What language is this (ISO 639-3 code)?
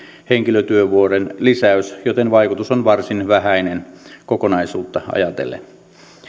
fin